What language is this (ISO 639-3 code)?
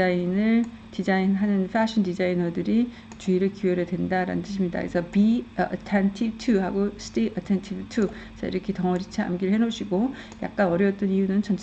kor